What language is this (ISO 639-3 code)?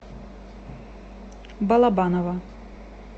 rus